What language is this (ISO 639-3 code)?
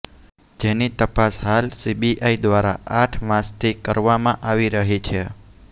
guj